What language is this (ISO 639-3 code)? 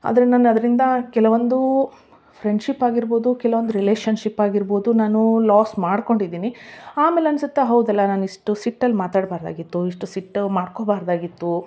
kan